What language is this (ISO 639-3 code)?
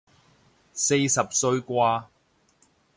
yue